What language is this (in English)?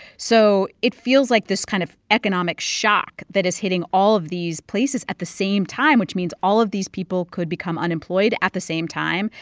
English